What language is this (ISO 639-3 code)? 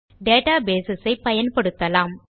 tam